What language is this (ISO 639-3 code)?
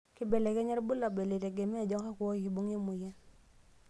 mas